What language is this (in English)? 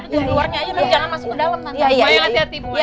Indonesian